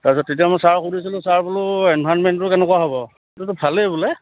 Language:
Assamese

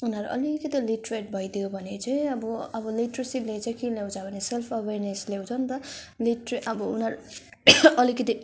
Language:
Nepali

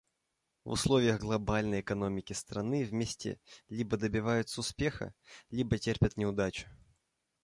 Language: Russian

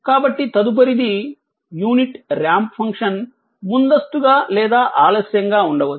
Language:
Telugu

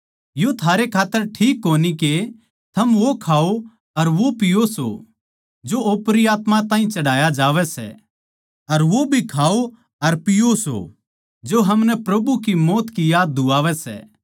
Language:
Haryanvi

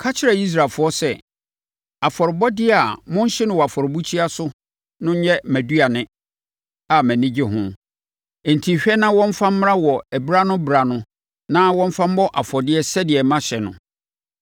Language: Akan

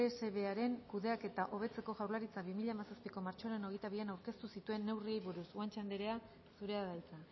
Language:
Basque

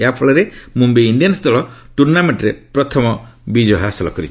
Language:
Odia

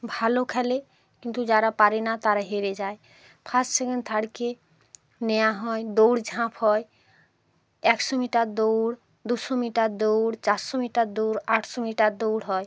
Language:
Bangla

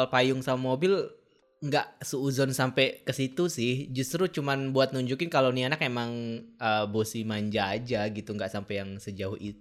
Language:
Indonesian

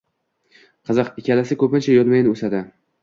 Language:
Uzbek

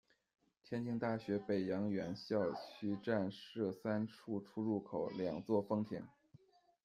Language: Chinese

